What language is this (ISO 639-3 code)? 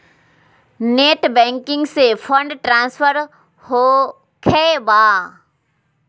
mag